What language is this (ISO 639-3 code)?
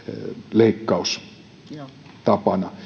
fin